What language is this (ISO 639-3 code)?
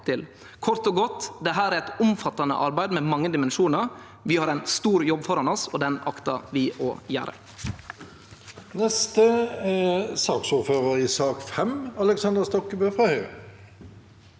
nor